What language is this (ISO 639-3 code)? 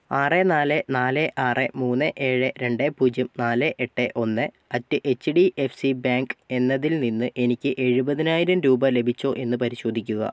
mal